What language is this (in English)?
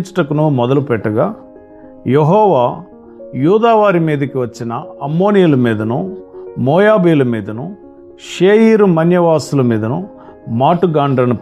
Telugu